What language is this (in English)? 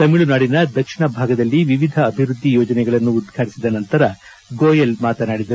Kannada